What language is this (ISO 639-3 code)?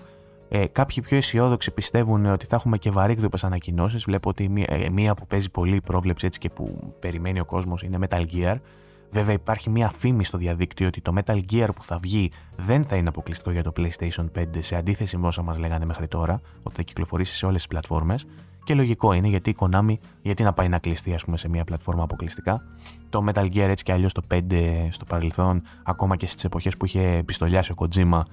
ell